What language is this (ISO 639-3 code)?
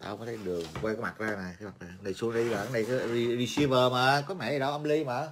vie